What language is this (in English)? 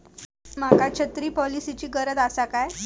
Marathi